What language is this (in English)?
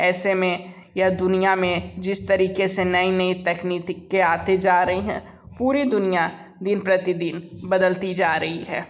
Hindi